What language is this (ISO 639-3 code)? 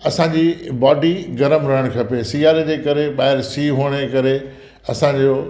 snd